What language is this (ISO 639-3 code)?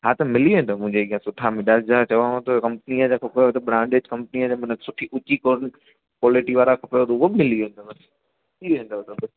snd